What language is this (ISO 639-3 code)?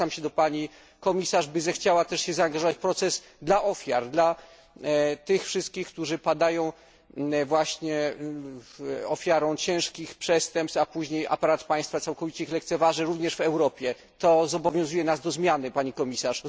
pol